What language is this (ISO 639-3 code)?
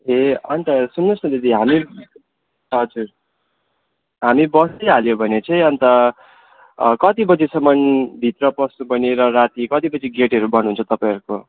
nep